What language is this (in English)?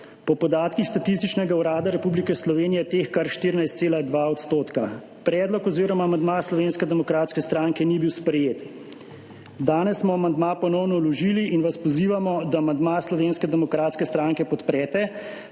Slovenian